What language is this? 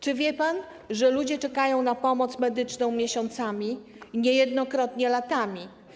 Polish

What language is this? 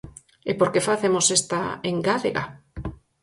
Galician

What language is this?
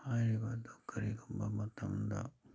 Manipuri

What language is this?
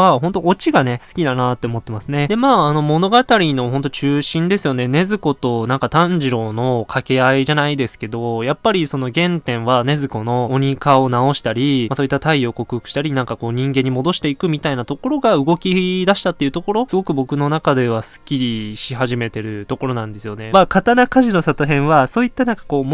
Japanese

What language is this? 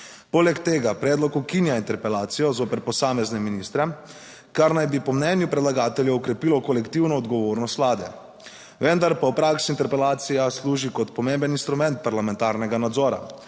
Slovenian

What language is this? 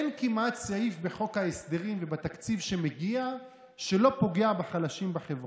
Hebrew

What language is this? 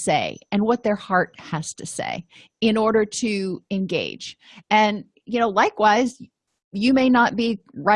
English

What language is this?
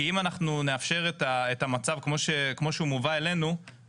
Hebrew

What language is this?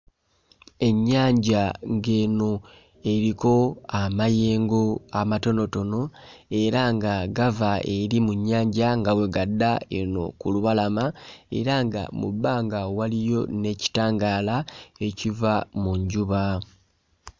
Ganda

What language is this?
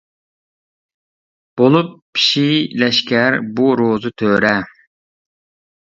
Uyghur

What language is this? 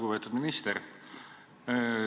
Estonian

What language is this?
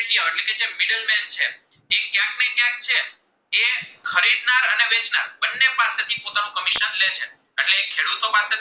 Gujarati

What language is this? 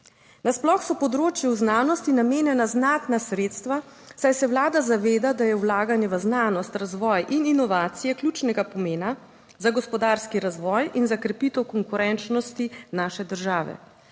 Slovenian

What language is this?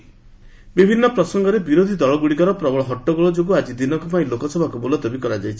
Odia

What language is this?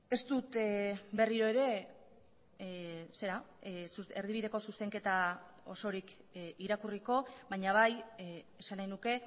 Basque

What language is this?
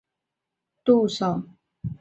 Chinese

